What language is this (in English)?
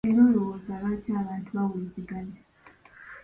Ganda